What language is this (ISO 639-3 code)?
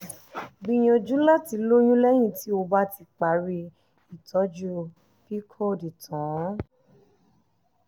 yor